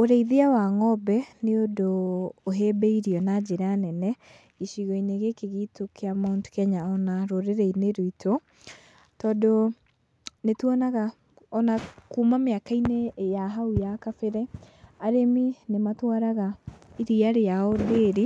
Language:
Kikuyu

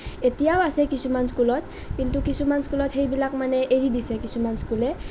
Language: Assamese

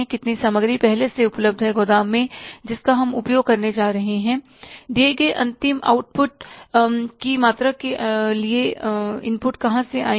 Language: Hindi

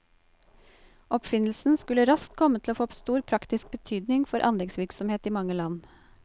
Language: Norwegian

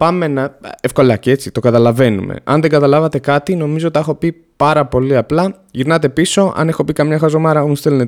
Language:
Greek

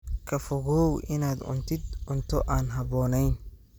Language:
Somali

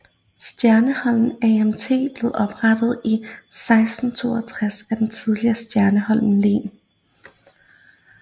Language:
Danish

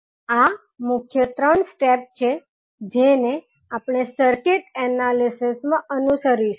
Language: Gujarati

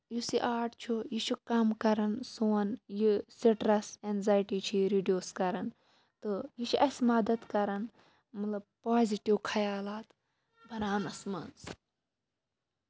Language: Kashmiri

